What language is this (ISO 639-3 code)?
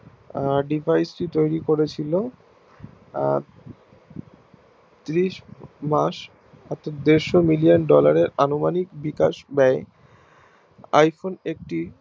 ben